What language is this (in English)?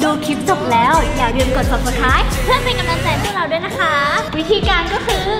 Thai